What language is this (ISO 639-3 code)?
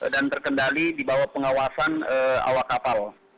ind